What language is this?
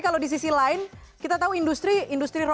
Indonesian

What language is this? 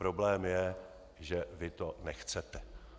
Czech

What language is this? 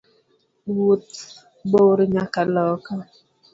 Luo (Kenya and Tanzania)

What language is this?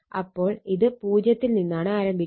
Malayalam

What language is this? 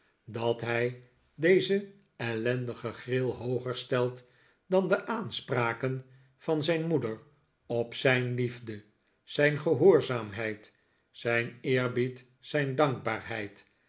Dutch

